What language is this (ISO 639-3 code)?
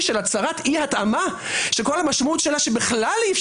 heb